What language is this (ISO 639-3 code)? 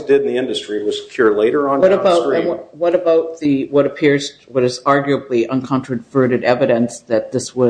eng